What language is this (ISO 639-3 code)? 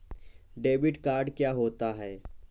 hin